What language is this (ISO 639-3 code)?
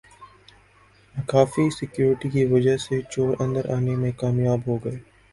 urd